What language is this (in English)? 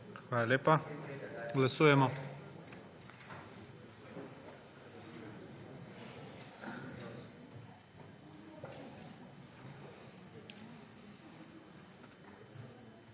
Slovenian